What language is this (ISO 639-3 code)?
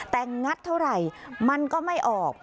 tha